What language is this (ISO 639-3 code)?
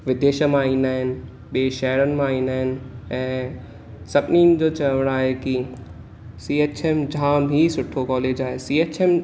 snd